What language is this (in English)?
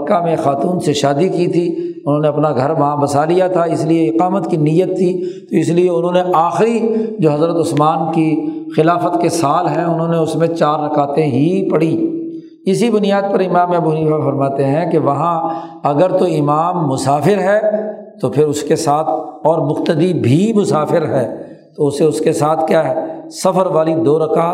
Urdu